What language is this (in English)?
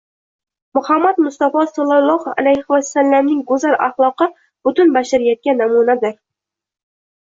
Uzbek